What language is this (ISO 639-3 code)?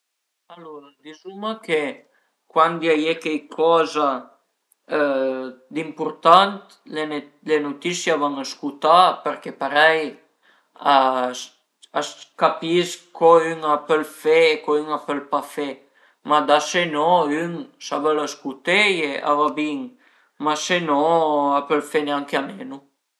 pms